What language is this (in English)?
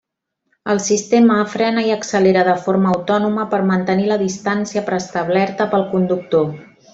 Catalan